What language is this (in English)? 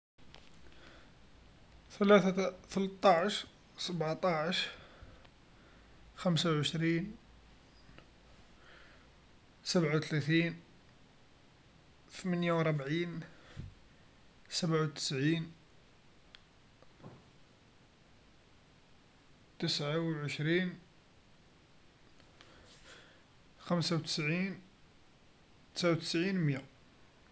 Algerian Arabic